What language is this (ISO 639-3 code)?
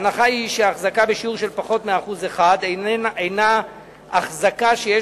heb